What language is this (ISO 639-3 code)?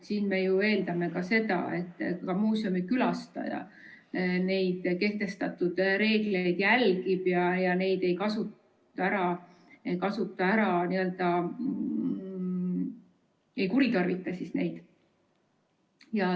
est